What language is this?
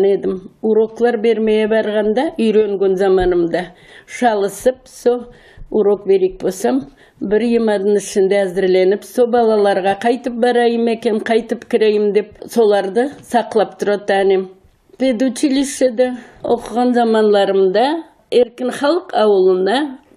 Turkish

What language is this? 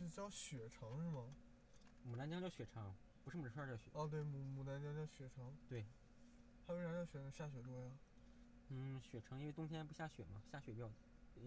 Chinese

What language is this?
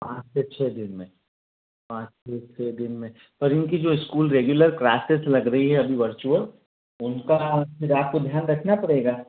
Hindi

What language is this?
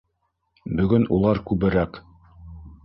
Bashkir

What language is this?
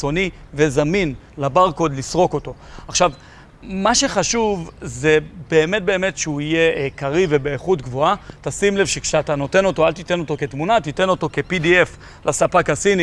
Hebrew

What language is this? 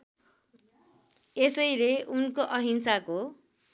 Nepali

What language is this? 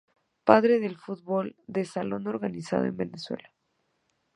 Spanish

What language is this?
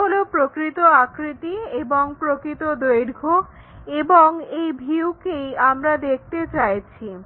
Bangla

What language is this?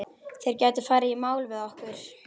Icelandic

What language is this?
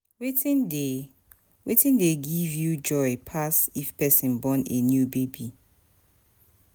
Nigerian Pidgin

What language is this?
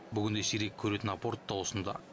Kazakh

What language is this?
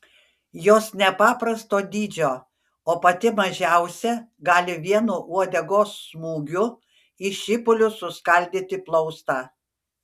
Lithuanian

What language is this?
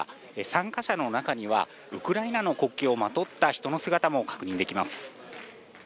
Japanese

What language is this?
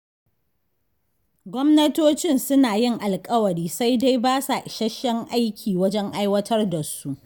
Hausa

